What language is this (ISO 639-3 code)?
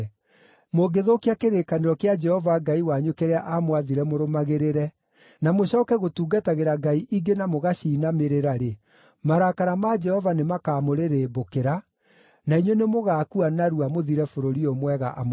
kik